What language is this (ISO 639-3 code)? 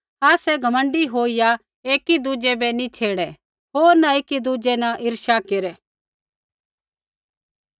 kfx